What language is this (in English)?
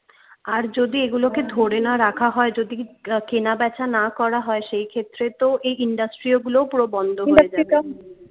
Bangla